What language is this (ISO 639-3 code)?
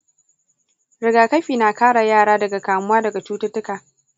hau